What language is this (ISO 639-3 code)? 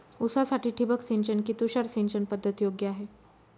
mar